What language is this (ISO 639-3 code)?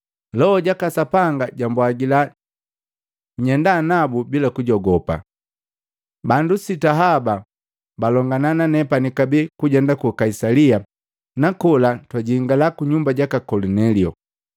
mgv